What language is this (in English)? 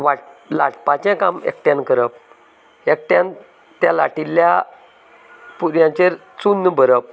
Konkani